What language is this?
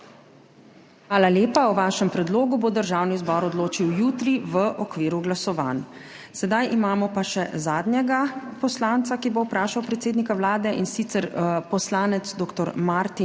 Slovenian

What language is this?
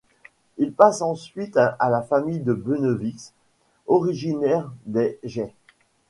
French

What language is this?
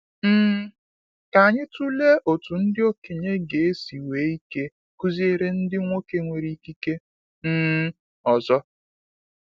Igbo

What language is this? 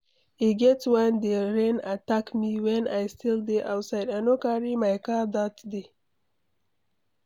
Nigerian Pidgin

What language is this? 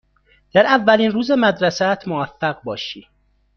Persian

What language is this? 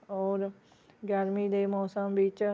Punjabi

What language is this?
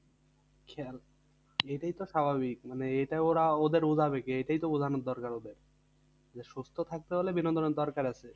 Bangla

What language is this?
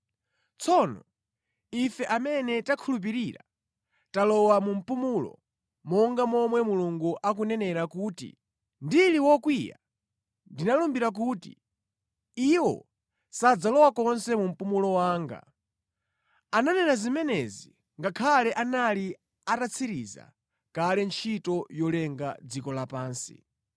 Nyanja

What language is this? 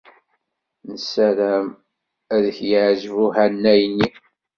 Kabyle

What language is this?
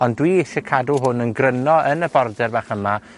Welsh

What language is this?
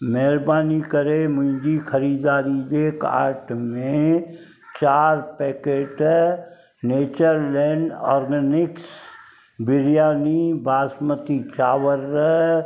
Sindhi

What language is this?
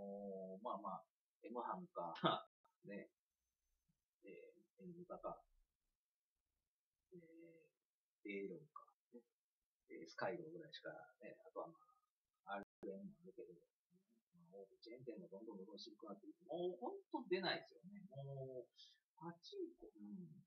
Japanese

